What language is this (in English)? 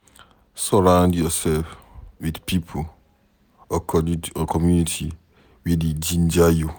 Nigerian Pidgin